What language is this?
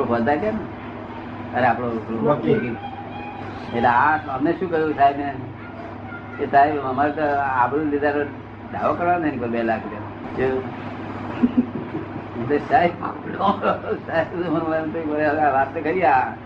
Gujarati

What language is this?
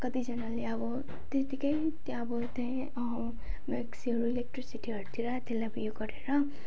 Nepali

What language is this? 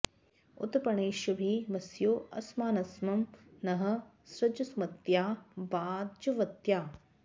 Sanskrit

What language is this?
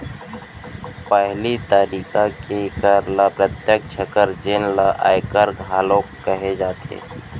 Chhattisgarhi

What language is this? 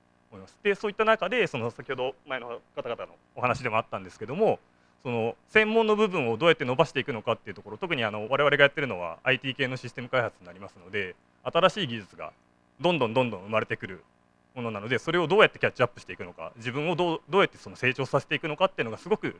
Japanese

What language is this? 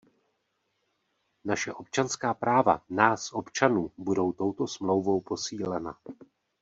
Czech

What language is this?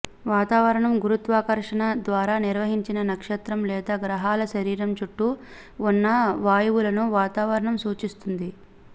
Telugu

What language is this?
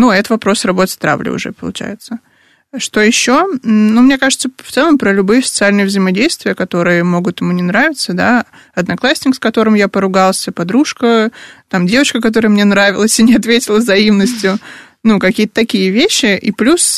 Russian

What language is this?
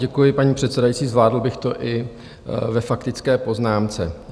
Czech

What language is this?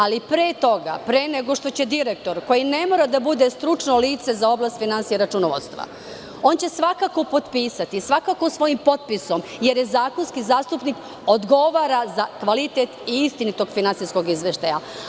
Serbian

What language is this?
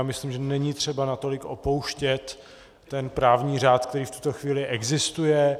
Czech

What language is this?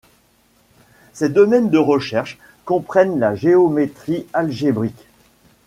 French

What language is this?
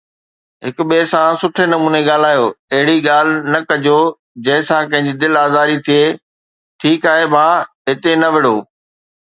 Sindhi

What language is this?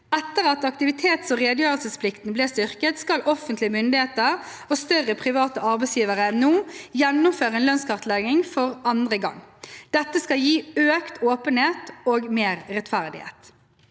Norwegian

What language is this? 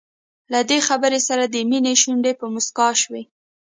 Pashto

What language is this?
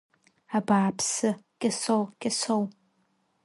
Abkhazian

